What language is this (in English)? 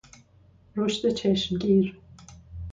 Persian